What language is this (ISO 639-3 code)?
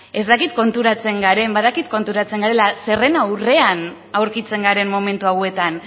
eus